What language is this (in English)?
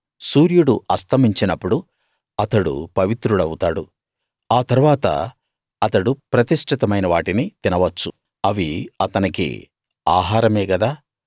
Telugu